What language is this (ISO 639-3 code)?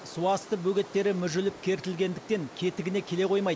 kaz